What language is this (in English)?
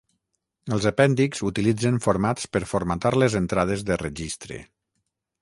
Catalan